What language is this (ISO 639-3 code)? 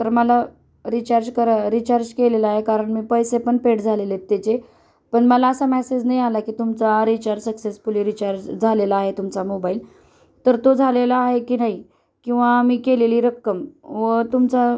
mar